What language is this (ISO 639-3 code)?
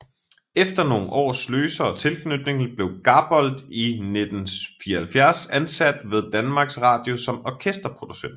dan